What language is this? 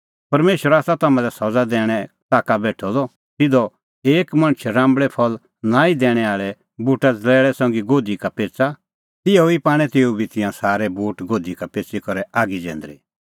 Kullu Pahari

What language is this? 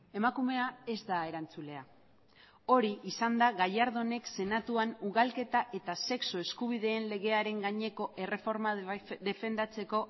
Basque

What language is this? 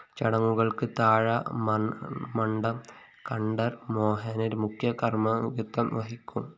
Malayalam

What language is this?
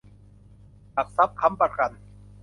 Thai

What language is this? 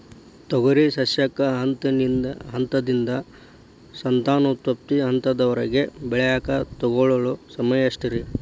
Kannada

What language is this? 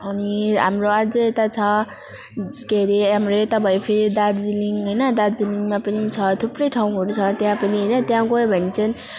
Nepali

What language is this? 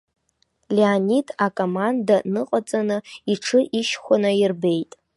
Abkhazian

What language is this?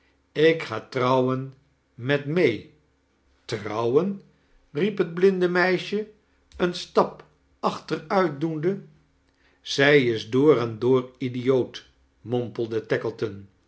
Dutch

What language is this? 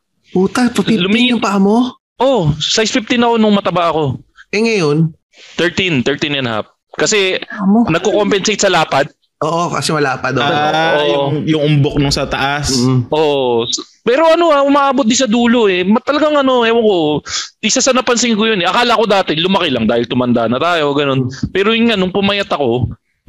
Filipino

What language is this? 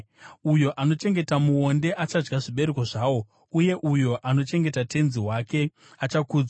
Shona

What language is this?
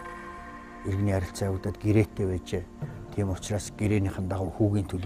Romanian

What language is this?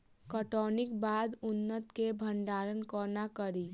Maithili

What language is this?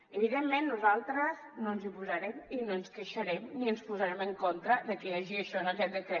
Catalan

